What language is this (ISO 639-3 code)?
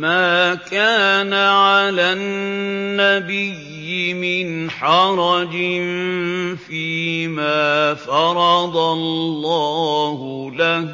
ara